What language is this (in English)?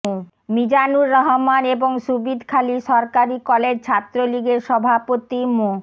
Bangla